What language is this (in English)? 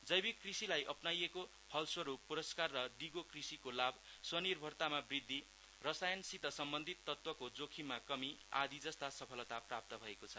Nepali